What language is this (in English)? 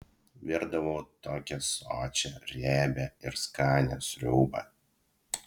Lithuanian